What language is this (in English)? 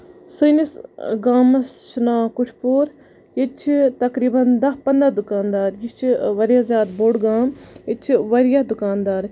Kashmiri